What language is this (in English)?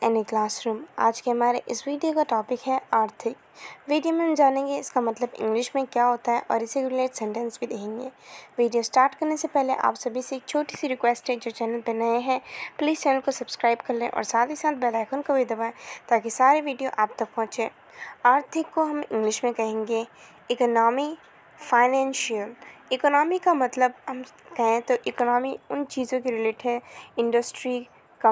Hindi